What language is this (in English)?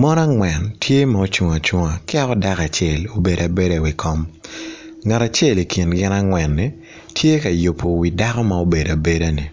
Acoli